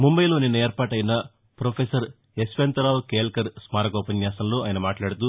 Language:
Telugu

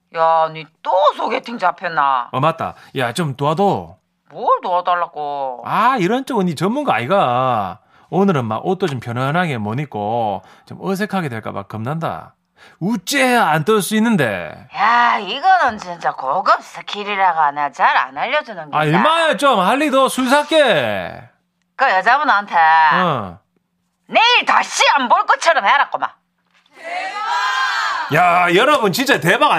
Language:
Korean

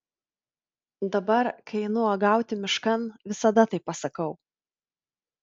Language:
Lithuanian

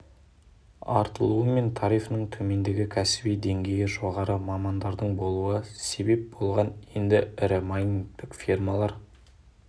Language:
Kazakh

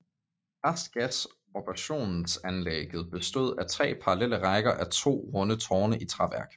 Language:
Danish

